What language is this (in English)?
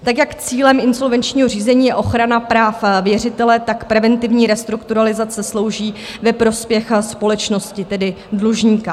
Czech